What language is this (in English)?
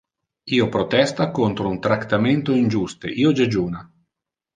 Interlingua